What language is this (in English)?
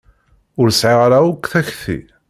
Kabyle